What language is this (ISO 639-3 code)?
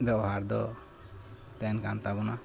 sat